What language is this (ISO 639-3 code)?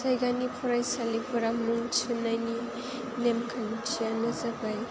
brx